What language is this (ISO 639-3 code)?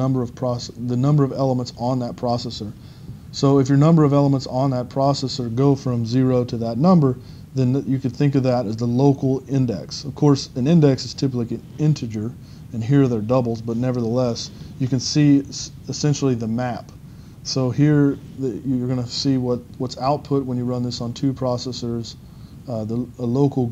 eng